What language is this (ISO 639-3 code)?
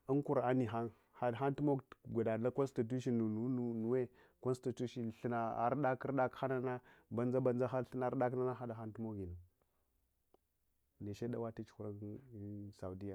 hwo